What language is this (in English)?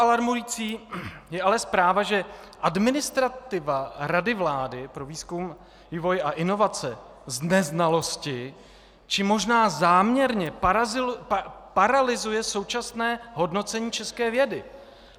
Czech